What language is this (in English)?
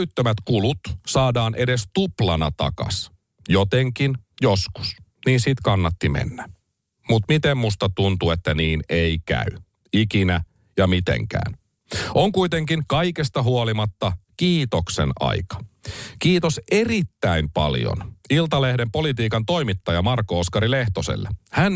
Finnish